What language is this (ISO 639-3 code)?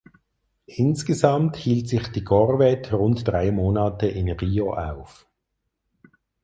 deu